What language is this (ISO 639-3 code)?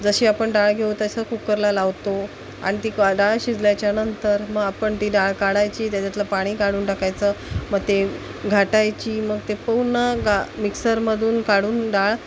mar